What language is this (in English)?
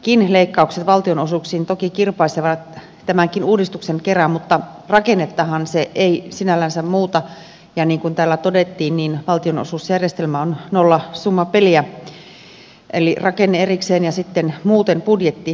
Finnish